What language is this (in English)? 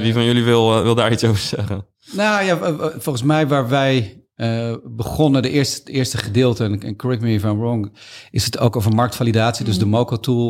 Dutch